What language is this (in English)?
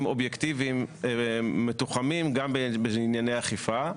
Hebrew